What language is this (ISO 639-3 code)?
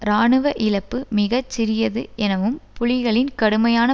tam